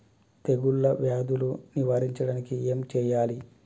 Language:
Telugu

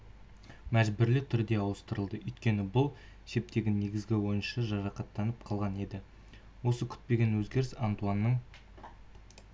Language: Kazakh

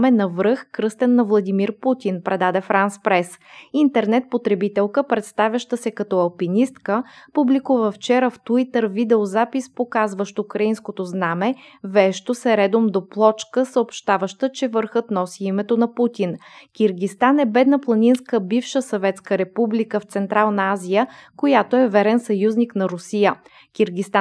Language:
Bulgarian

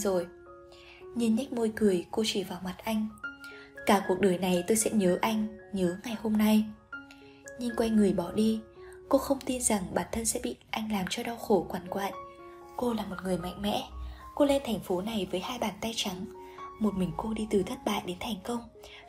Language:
Vietnamese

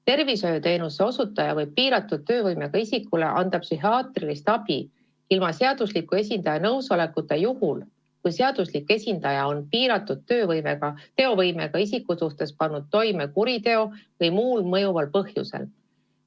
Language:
Estonian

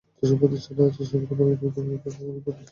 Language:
Bangla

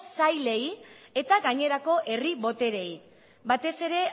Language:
Basque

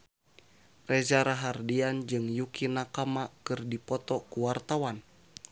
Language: Sundanese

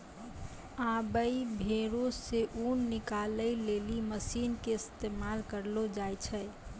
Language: Maithili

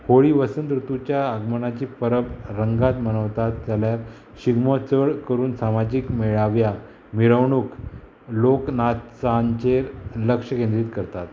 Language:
Konkani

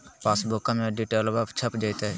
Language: Magahi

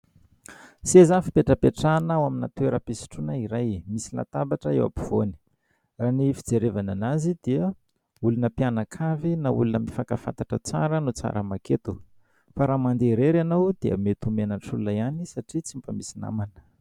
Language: Malagasy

